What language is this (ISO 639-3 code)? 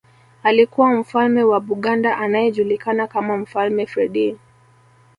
swa